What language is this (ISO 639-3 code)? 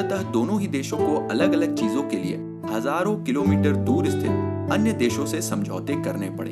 hin